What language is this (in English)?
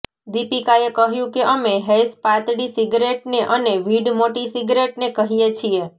Gujarati